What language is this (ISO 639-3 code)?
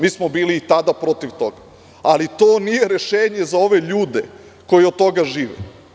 srp